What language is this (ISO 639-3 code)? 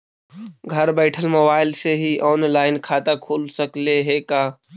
mag